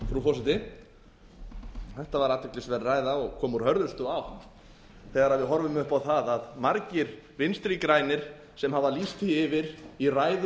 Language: Icelandic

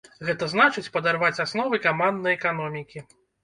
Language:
Belarusian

